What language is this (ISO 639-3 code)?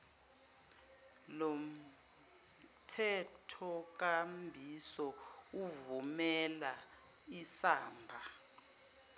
zul